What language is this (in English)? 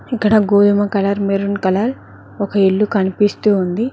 Telugu